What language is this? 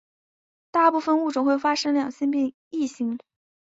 Chinese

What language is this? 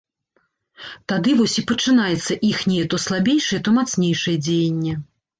Belarusian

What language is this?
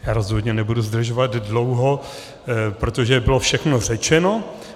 Czech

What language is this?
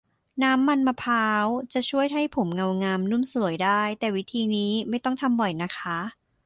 Thai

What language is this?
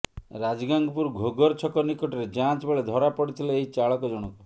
Odia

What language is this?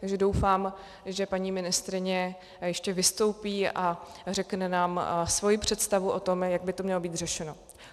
Czech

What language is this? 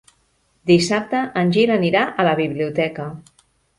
Catalan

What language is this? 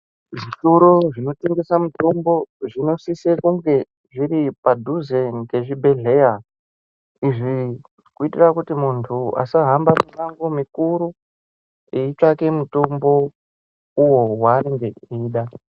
Ndau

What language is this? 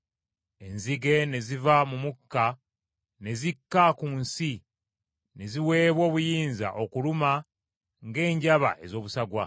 Ganda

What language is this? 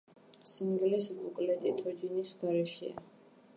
Georgian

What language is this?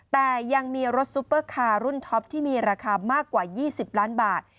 Thai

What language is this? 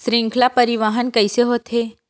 Chhattisgarhi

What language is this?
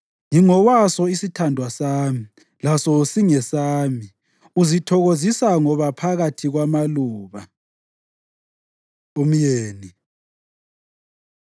North Ndebele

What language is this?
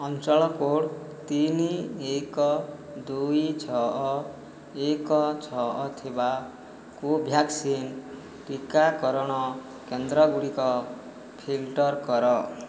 Odia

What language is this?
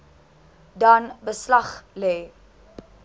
Afrikaans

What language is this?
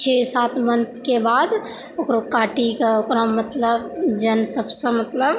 Maithili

